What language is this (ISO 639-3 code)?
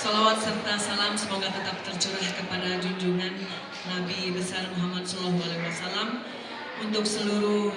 ind